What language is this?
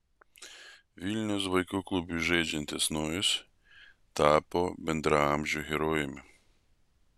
Lithuanian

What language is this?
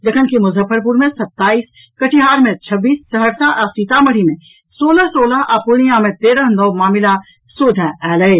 Maithili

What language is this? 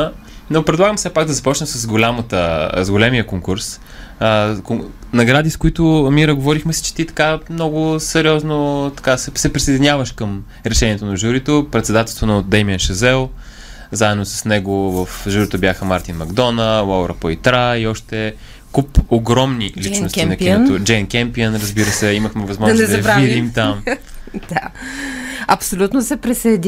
Bulgarian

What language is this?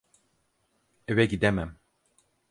Turkish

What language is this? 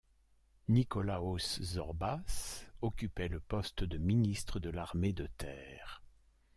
French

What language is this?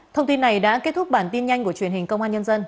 Vietnamese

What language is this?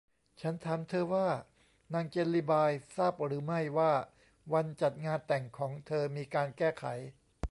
Thai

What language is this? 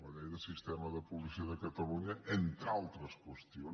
Catalan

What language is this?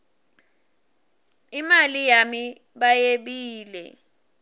Swati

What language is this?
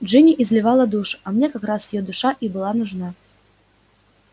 Russian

